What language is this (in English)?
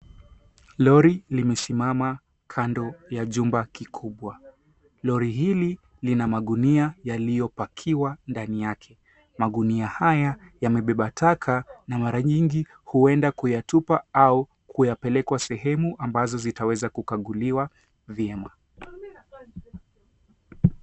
Swahili